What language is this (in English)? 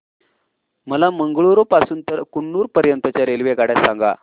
Marathi